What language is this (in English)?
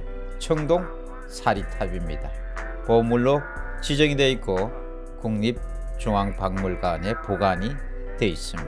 Korean